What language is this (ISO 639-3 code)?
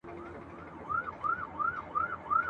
pus